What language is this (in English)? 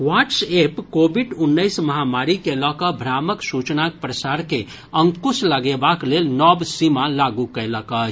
Maithili